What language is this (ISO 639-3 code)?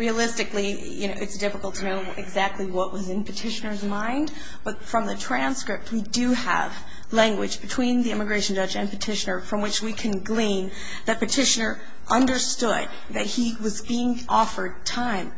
eng